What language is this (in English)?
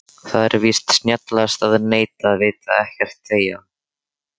Icelandic